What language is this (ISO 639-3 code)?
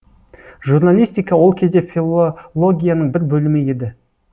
kaz